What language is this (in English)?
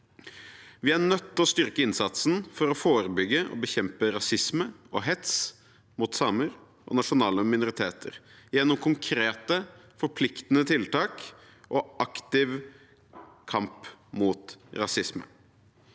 Norwegian